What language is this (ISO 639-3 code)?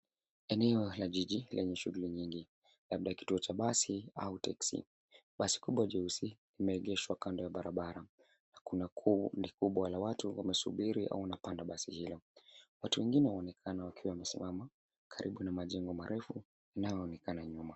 swa